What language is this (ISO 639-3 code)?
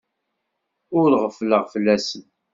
kab